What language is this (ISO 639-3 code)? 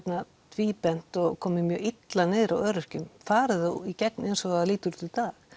isl